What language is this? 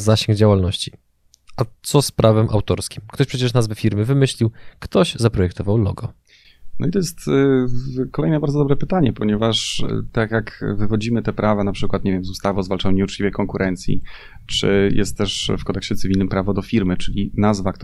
Polish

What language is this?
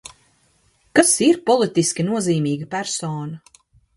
Latvian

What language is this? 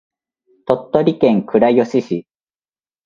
Japanese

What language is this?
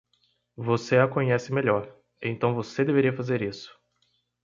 Portuguese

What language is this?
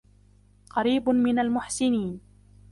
Arabic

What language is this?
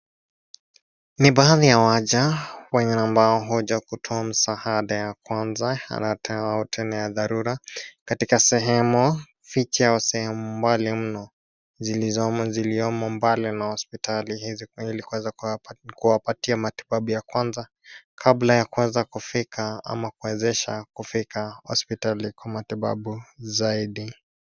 Swahili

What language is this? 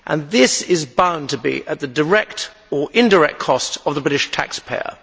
English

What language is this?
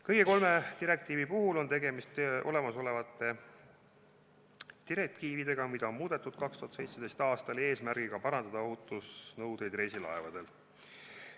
Estonian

